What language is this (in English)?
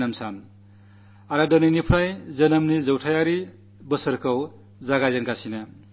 Malayalam